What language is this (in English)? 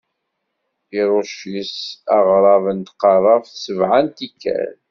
Kabyle